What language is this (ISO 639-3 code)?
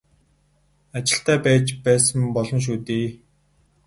mon